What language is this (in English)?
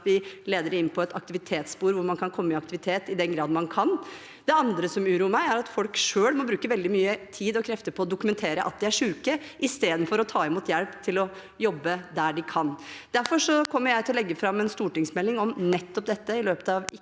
Norwegian